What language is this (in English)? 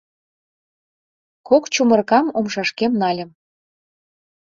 Mari